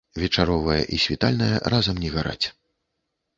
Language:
Belarusian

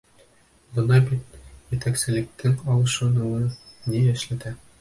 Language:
Bashkir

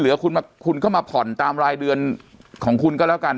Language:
Thai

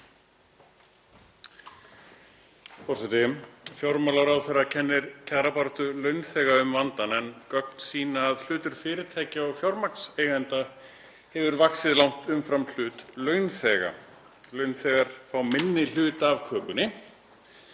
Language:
Icelandic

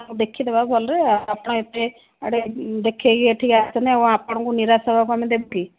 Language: Odia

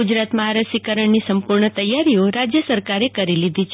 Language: Gujarati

